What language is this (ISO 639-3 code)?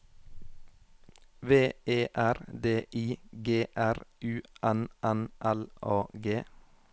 nor